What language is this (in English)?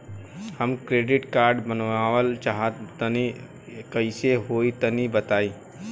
Bhojpuri